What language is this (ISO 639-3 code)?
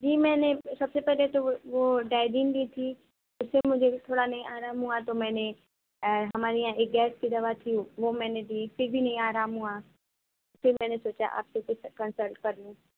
urd